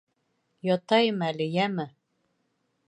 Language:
Bashkir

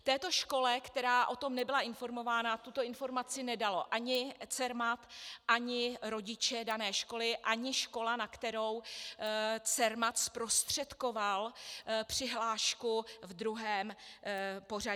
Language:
Czech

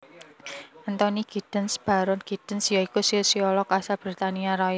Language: Javanese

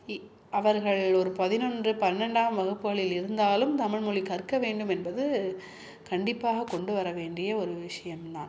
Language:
Tamil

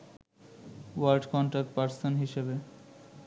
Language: Bangla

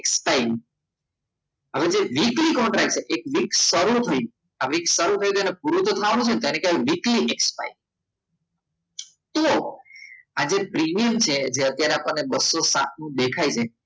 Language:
Gujarati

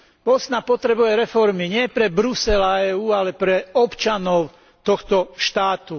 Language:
Slovak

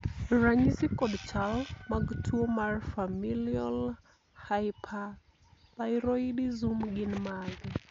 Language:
Luo (Kenya and Tanzania)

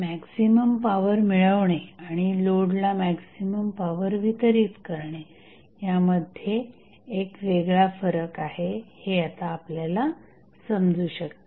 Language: Marathi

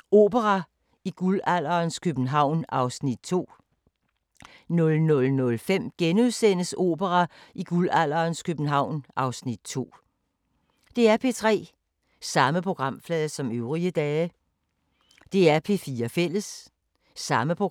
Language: Danish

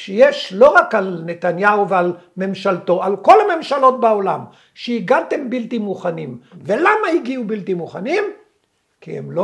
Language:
Hebrew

